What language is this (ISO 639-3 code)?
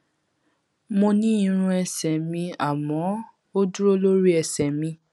yor